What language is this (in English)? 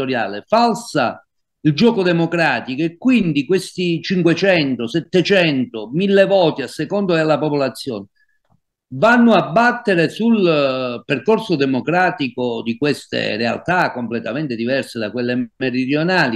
Italian